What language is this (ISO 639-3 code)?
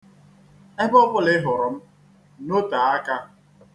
ibo